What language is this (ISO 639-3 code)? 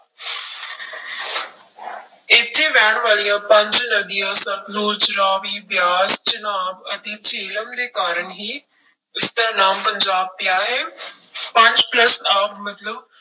pan